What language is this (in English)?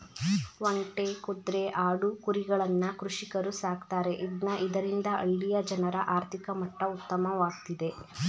Kannada